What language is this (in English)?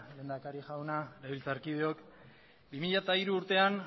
Basque